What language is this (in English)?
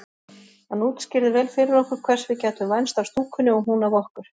Icelandic